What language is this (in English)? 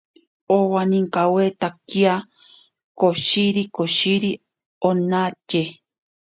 Ashéninka Perené